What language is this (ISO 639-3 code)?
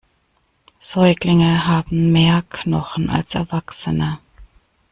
deu